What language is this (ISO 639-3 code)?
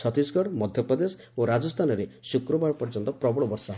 ori